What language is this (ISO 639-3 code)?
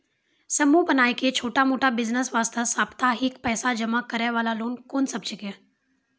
mai